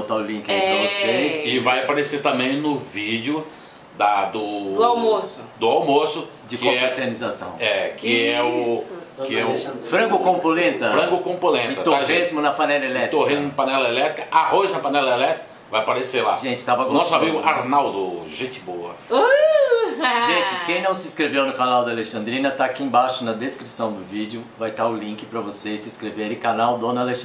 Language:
Portuguese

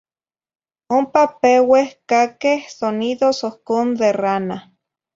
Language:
Zacatlán-Ahuacatlán-Tepetzintla Nahuatl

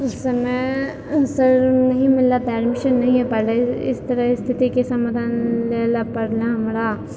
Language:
Maithili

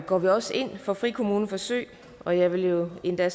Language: Danish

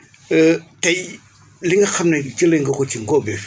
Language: Wolof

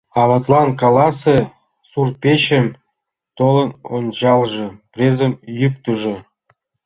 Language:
Mari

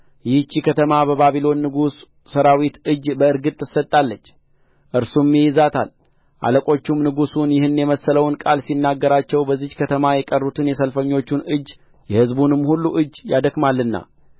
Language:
Amharic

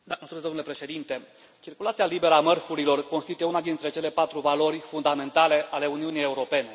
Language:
Romanian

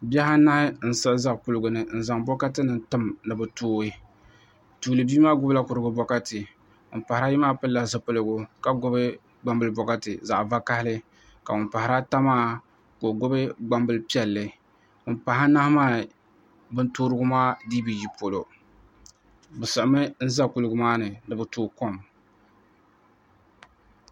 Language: Dagbani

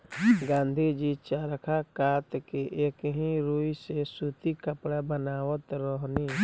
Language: Bhojpuri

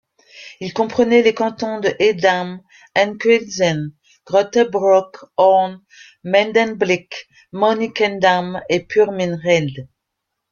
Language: French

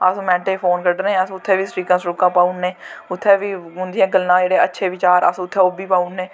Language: Dogri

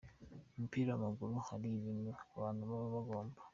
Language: Kinyarwanda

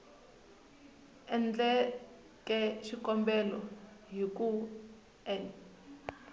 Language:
Tsonga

